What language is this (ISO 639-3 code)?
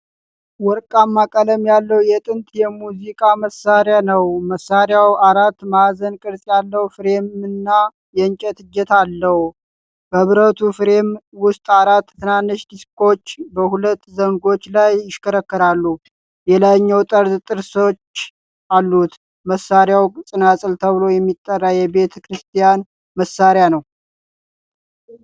amh